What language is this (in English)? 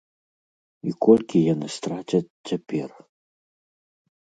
Belarusian